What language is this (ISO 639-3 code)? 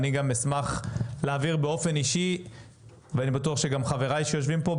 heb